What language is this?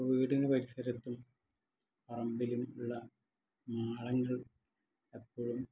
Malayalam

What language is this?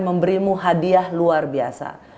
Indonesian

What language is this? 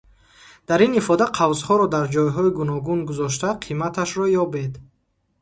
Tajik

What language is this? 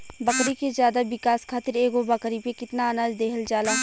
Bhojpuri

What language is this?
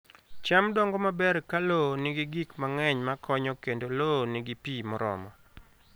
Luo (Kenya and Tanzania)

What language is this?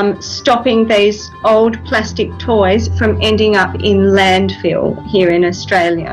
Korean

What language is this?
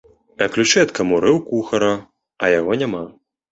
Belarusian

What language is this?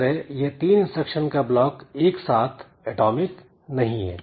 Hindi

